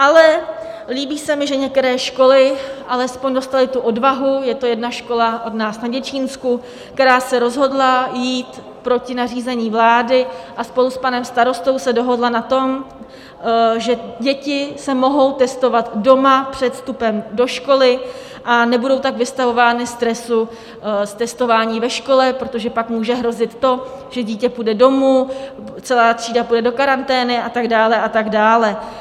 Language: Czech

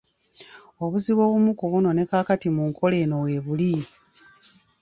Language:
Ganda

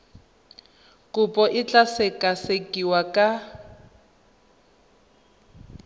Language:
Tswana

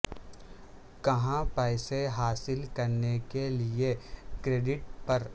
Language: Urdu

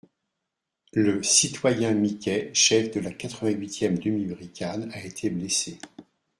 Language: French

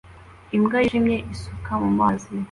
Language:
Kinyarwanda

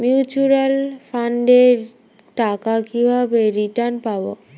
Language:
Bangla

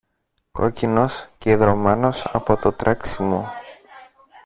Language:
Greek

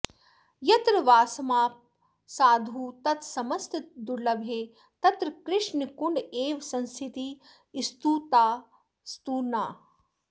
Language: Sanskrit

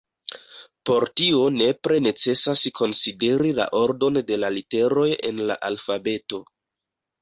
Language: Esperanto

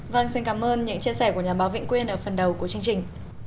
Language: Vietnamese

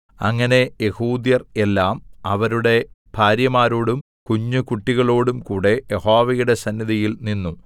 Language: Malayalam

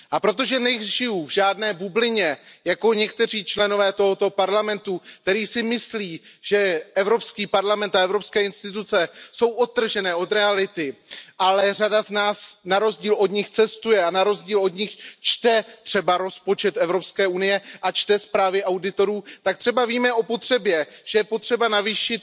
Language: Czech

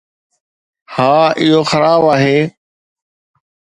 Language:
Sindhi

